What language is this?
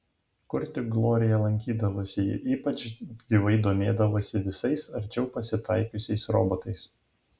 Lithuanian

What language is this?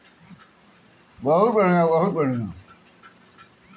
Bhojpuri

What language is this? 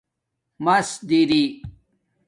Domaaki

